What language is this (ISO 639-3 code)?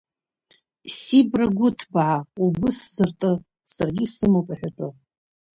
abk